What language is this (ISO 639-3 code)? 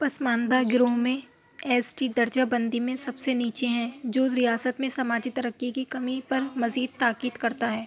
urd